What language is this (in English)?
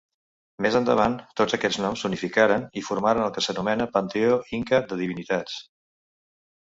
Catalan